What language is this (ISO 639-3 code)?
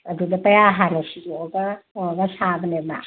mni